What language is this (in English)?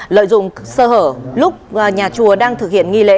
Vietnamese